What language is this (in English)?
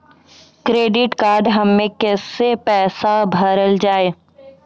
Maithili